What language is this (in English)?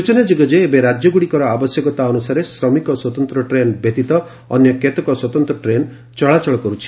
Odia